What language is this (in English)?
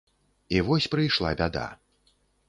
Belarusian